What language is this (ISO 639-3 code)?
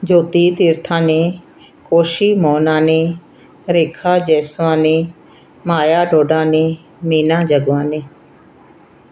snd